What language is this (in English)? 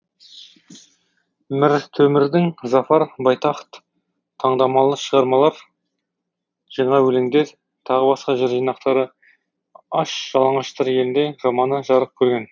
Kazakh